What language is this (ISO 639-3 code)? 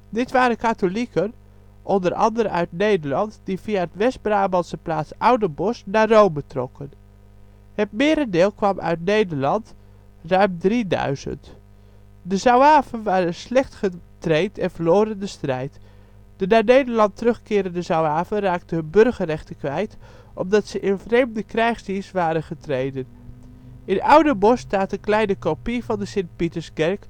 nld